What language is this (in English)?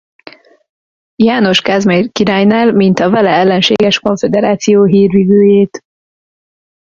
Hungarian